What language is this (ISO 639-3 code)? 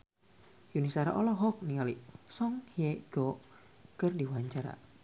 sun